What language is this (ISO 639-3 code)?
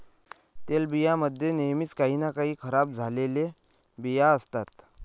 mar